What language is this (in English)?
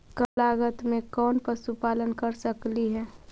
Magahi